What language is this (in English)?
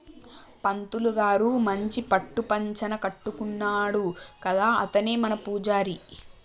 Telugu